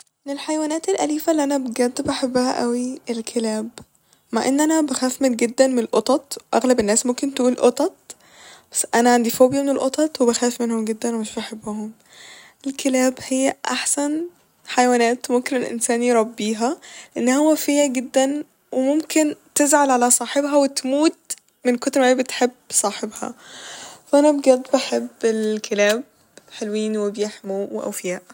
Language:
Egyptian Arabic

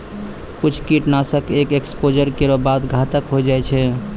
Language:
Maithili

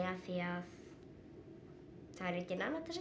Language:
Icelandic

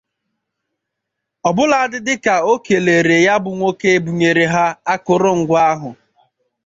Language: Igbo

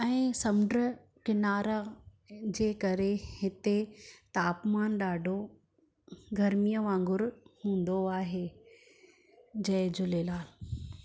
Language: Sindhi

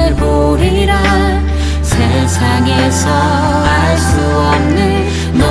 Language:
Korean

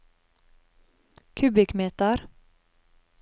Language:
Norwegian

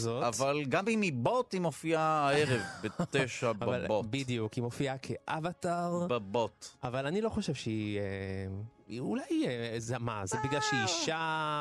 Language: Hebrew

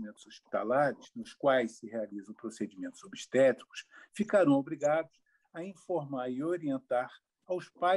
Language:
Portuguese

